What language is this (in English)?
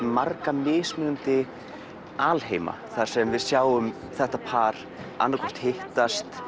Icelandic